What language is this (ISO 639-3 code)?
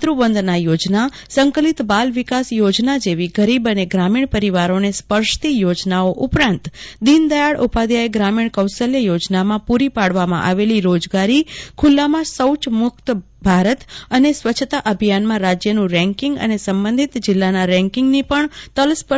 guj